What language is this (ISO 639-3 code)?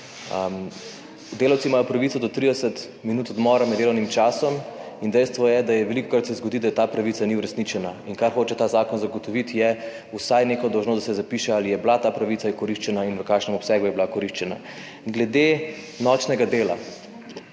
slv